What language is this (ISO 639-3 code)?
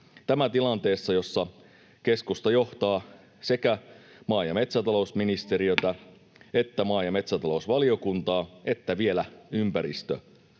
fin